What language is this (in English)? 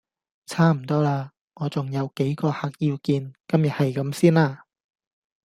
Cantonese